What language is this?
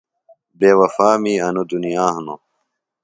Phalura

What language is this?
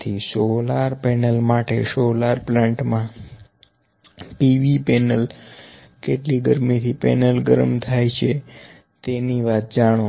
Gujarati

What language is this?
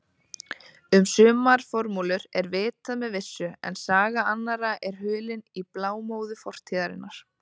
Icelandic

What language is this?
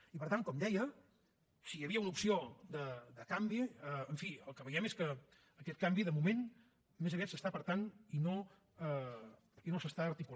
Catalan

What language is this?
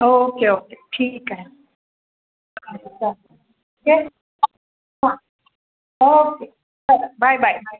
Marathi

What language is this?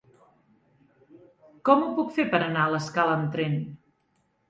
Catalan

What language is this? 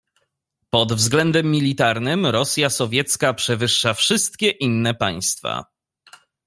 Polish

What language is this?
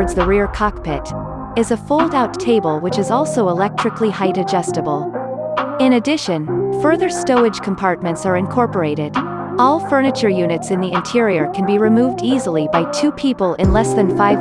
English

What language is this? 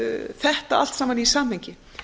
Icelandic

